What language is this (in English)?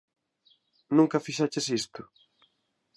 Galician